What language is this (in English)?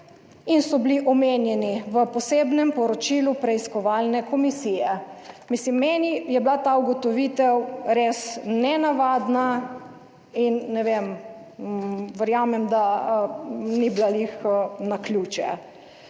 Slovenian